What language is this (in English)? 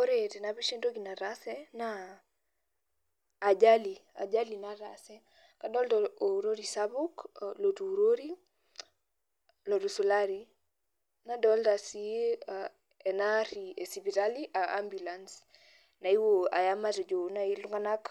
Masai